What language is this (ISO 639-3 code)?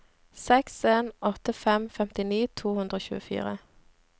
nor